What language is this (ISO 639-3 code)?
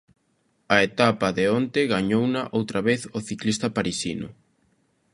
glg